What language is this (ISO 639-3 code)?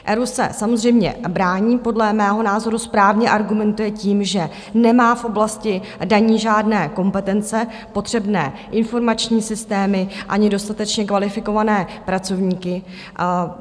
ces